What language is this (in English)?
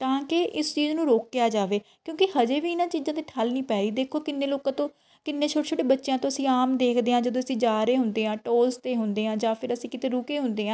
Punjabi